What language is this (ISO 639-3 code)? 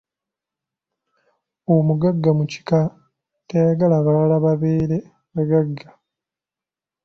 lug